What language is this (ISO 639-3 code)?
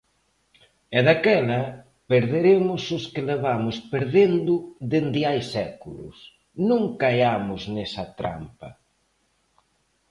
glg